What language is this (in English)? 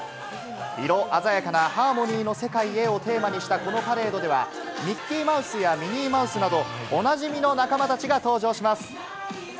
Japanese